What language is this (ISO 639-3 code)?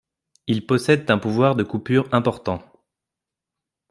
fra